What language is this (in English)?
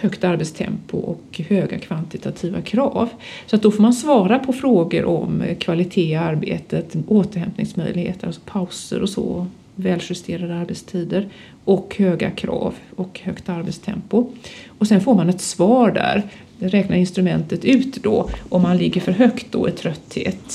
Swedish